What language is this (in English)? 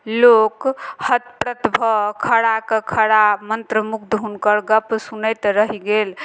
Maithili